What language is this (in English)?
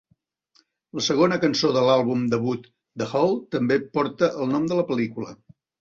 Catalan